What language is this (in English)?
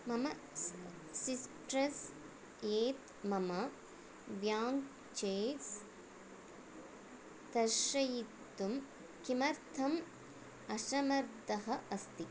Sanskrit